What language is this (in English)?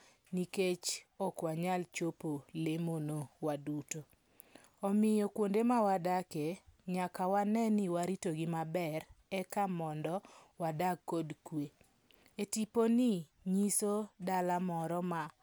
Luo (Kenya and Tanzania)